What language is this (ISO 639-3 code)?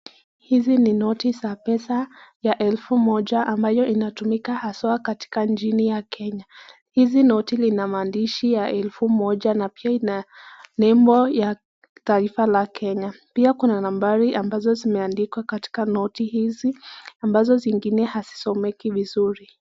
swa